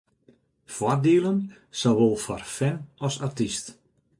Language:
Western Frisian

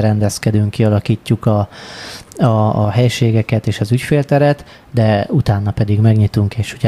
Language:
Hungarian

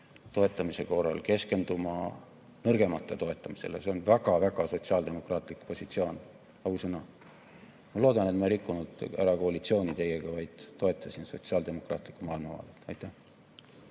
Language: Estonian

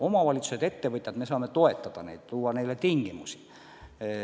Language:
Estonian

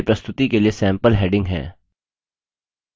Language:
Hindi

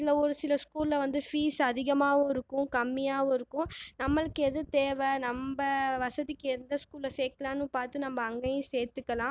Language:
Tamil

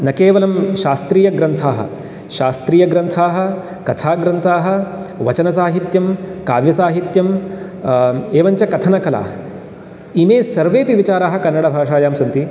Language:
Sanskrit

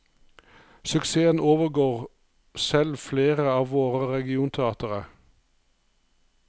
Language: Norwegian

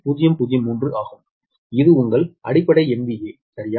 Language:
Tamil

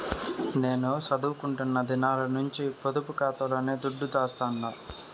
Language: Telugu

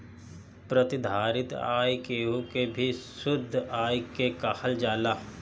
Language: Bhojpuri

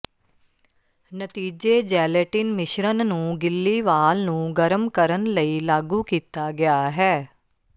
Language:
Punjabi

